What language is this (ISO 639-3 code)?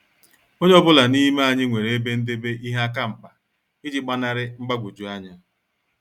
ibo